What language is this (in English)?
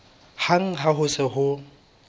Southern Sotho